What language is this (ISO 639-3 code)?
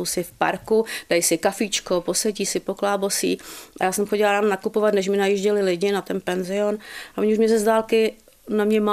ces